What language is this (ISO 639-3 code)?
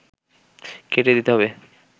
ben